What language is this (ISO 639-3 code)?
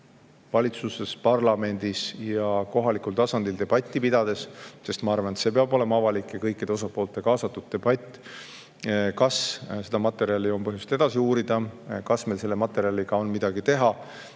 est